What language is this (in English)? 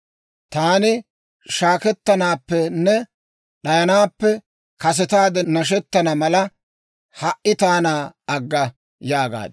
Dawro